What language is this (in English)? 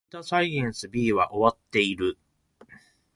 Japanese